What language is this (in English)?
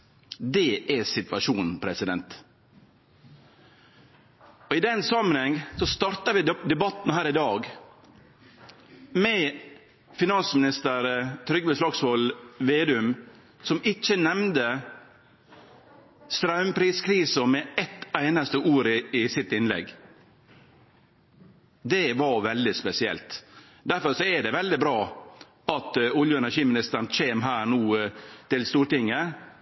Norwegian Nynorsk